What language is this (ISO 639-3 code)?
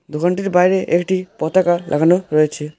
ben